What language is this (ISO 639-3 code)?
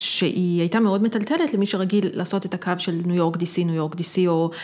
heb